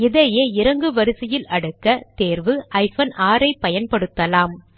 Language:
Tamil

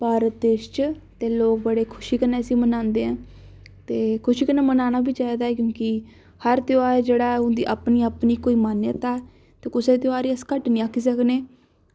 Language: Dogri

